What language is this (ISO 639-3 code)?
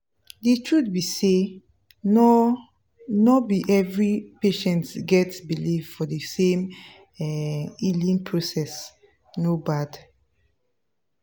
pcm